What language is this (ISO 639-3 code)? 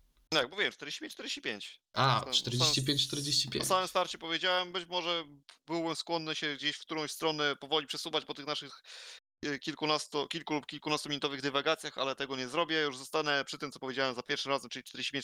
pol